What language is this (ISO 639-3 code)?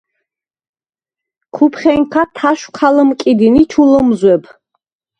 sva